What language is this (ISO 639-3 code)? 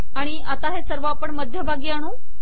mar